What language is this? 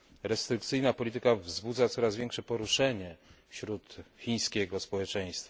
Polish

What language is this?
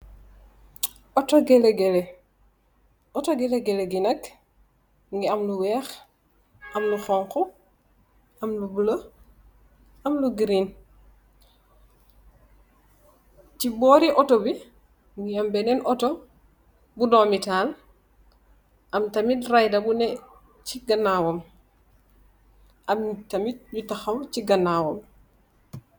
Wolof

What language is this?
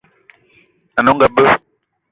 Eton (Cameroon)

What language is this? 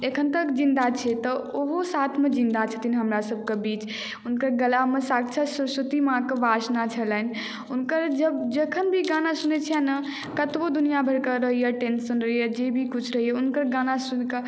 Maithili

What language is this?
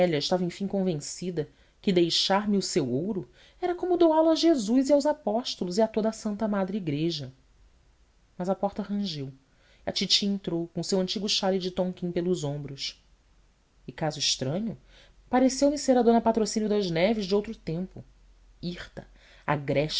Portuguese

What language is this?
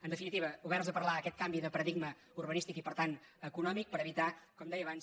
Catalan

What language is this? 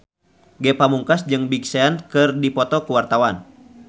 Sundanese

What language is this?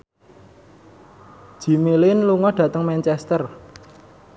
Javanese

